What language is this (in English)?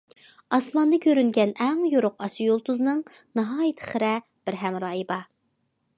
Uyghur